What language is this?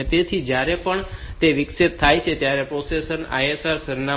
Gujarati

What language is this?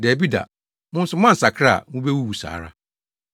Akan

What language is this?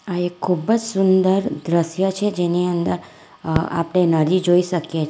Gujarati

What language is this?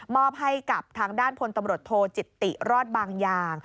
Thai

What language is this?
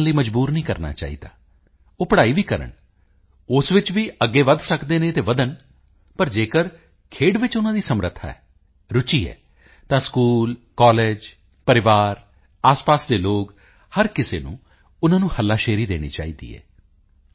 Punjabi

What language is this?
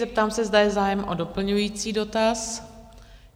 Czech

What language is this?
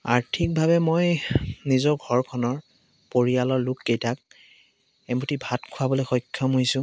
Assamese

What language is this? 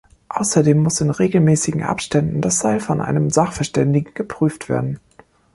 German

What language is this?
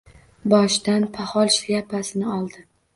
Uzbek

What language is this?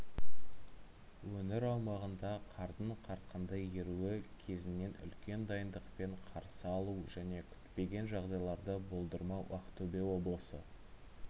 Kazakh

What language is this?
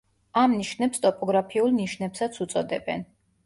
Georgian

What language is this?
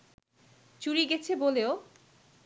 Bangla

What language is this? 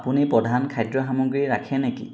Assamese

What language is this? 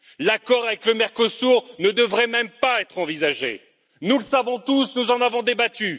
French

